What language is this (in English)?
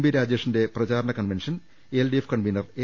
Malayalam